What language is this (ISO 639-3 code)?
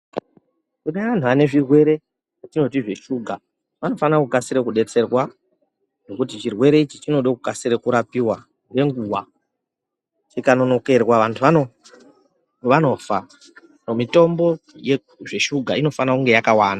ndc